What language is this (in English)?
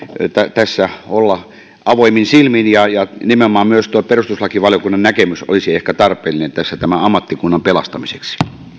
Finnish